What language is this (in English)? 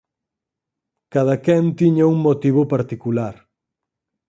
Galician